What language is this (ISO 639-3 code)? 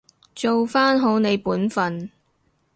yue